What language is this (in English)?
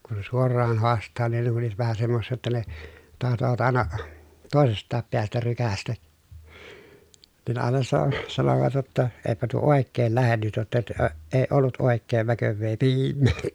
Finnish